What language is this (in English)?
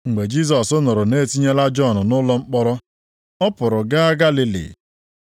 Igbo